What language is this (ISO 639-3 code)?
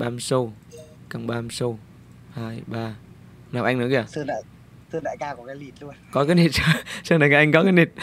vie